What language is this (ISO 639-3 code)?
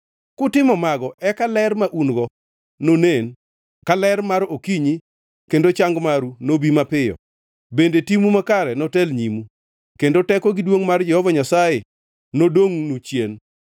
luo